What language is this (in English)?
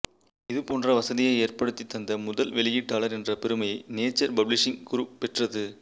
Tamil